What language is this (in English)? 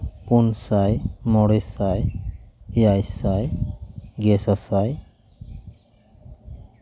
Santali